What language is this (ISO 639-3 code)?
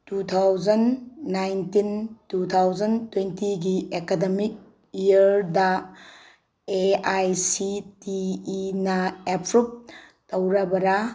mni